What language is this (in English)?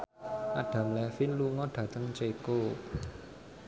Javanese